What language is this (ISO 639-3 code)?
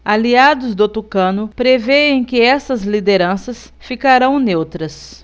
por